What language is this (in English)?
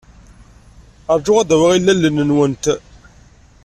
Kabyle